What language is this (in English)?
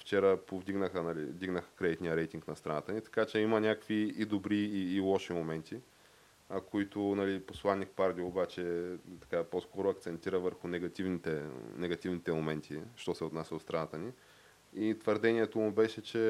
Bulgarian